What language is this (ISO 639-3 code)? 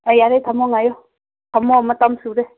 mni